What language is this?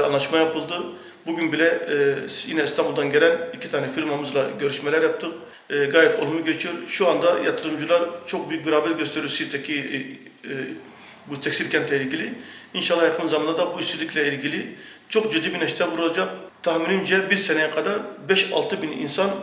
Turkish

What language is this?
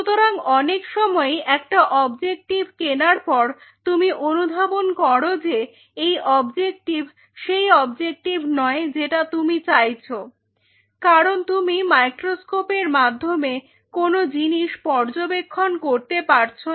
Bangla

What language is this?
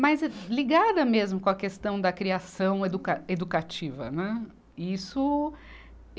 Portuguese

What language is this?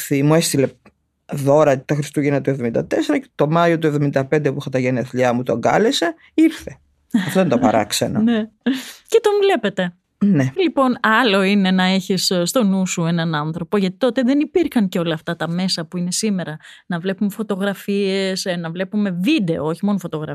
Greek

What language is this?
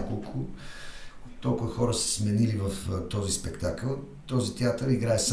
Bulgarian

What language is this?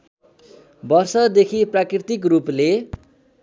Nepali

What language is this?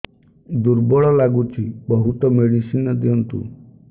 Odia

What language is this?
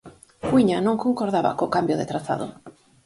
Galician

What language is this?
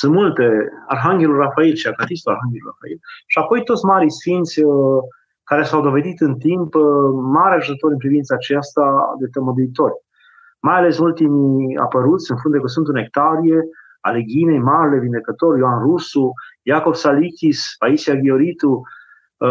Romanian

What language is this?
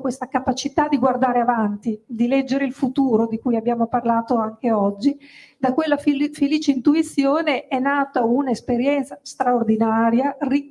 Italian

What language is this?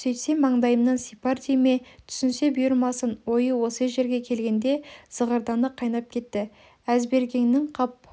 Kazakh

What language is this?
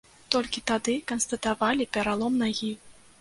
Belarusian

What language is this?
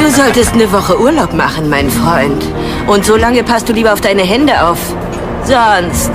German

